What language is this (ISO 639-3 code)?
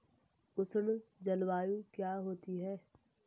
hin